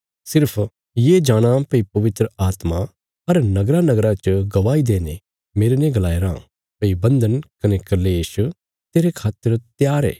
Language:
Bilaspuri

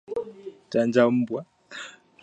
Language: Swahili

